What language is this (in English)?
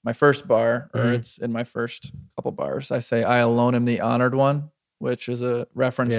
English